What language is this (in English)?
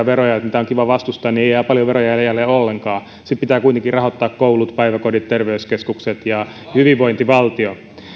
Finnish